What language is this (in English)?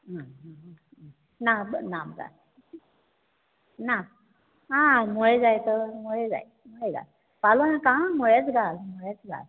Konkani